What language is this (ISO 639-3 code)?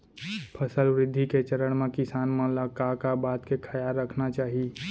hne